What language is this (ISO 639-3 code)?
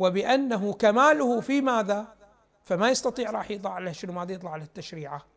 ara